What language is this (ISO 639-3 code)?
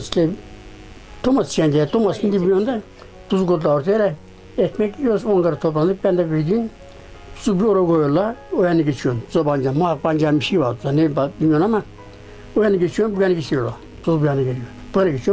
tur